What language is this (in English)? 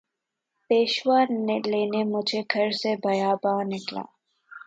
Urdu